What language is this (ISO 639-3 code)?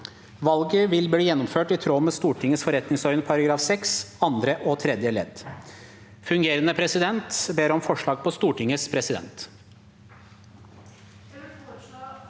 nor